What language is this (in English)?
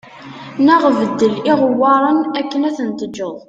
Kabyle